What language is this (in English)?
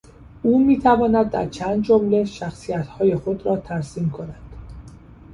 Persian